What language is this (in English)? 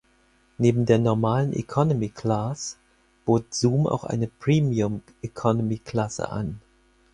German